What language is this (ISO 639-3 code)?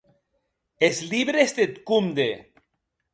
oci